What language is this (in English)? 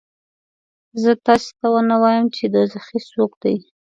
Pashto